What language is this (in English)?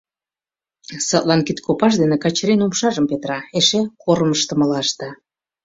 Mari